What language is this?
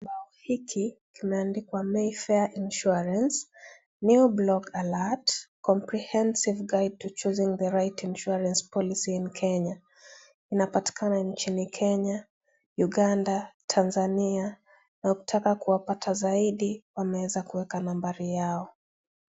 Swahili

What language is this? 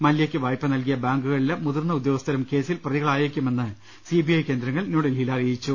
Malayalam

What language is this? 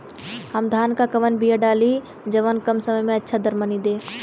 Bhojpuri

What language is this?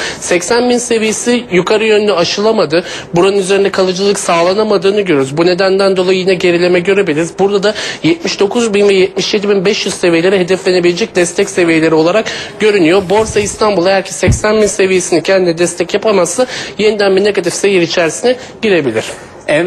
Turkish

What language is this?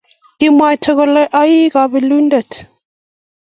Kalenjin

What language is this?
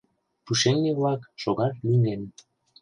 Mari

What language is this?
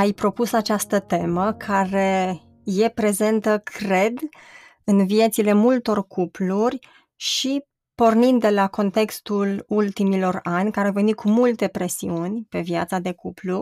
Romanian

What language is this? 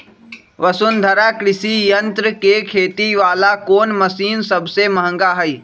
Magahi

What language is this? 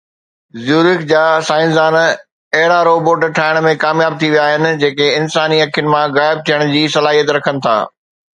Sindhi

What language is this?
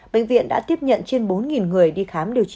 Vietnamese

